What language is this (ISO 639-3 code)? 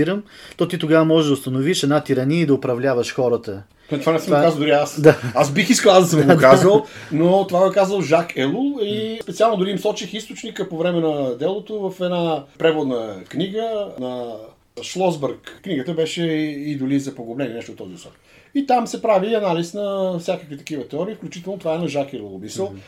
bul